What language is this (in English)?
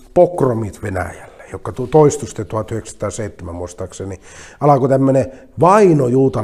Finnish